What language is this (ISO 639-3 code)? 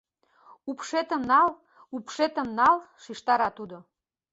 chm